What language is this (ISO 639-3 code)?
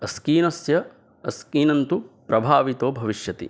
san